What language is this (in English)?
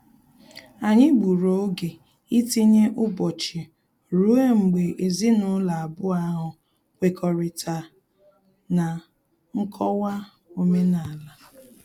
Igbo